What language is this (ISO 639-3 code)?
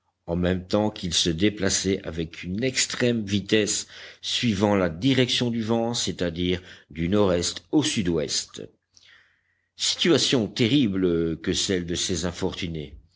fra